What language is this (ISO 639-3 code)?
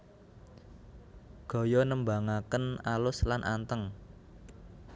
jav